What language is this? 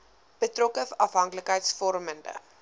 Afrikaans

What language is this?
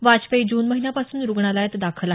Marathi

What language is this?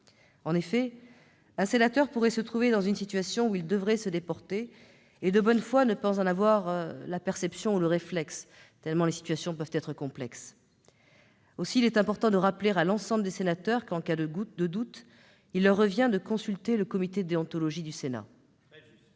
French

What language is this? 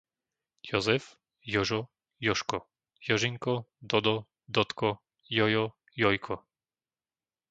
Slovak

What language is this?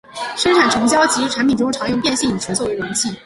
Chinese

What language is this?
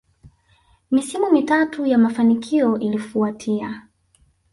Swahili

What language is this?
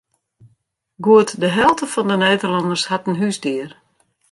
Western Frisian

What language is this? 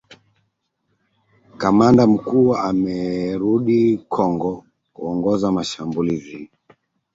Swahili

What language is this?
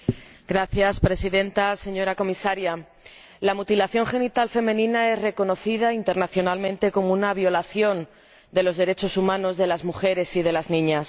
Spanish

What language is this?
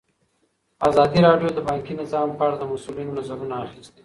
Pashto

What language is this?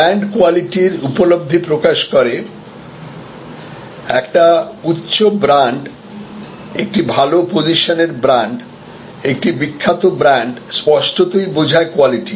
Bangla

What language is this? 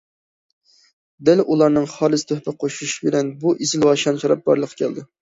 Uyghur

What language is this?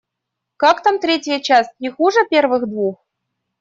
Russian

